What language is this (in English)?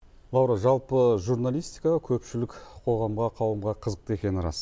Kazakh